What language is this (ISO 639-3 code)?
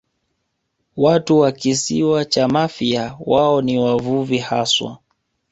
swa